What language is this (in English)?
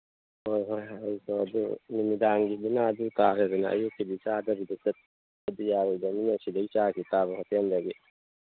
Manipuri